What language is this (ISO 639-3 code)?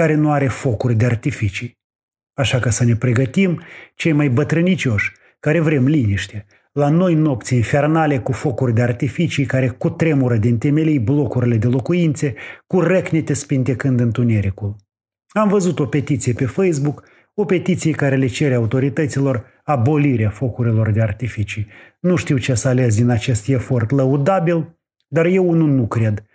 ron